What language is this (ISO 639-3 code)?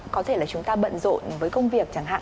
vie